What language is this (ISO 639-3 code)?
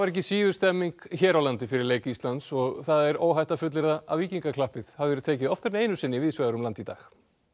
isl